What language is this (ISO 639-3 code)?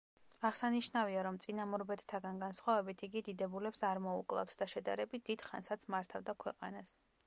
kat